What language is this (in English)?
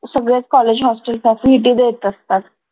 Marathi